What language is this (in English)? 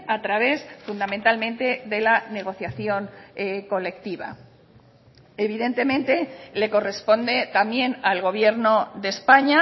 Spanish